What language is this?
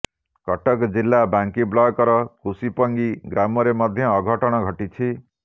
Odia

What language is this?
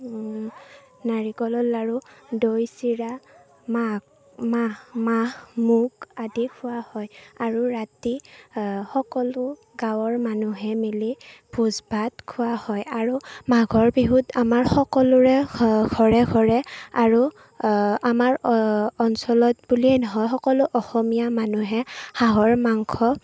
Assamese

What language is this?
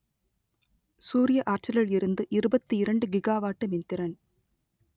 Tamil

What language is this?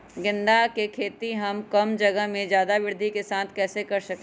Magahi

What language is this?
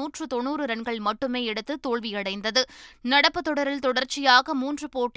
Tamil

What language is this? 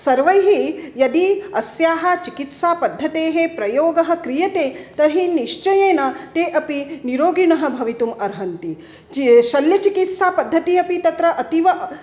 Sanskrit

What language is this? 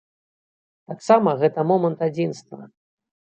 Belarusian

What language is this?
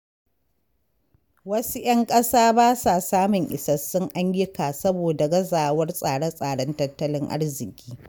Hausa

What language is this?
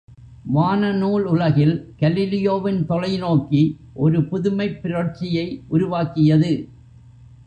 Tamil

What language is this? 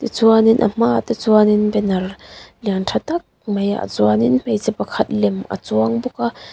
Mizo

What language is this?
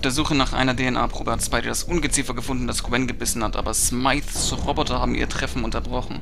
German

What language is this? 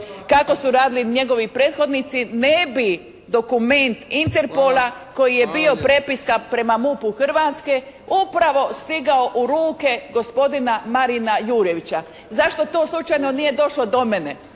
Croatian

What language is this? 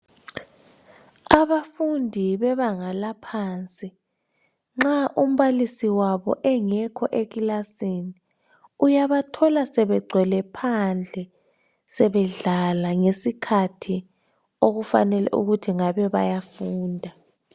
North Ndebele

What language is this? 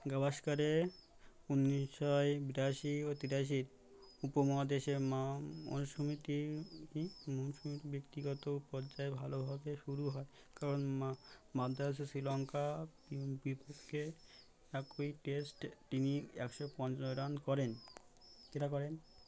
Bangla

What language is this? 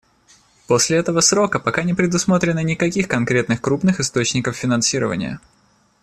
Russian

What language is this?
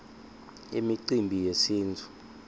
Swati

